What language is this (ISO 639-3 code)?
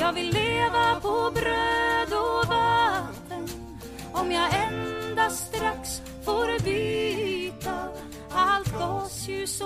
swe